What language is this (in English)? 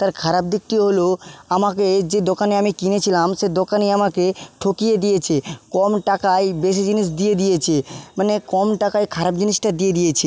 Bangla